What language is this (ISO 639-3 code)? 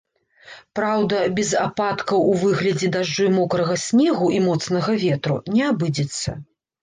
bel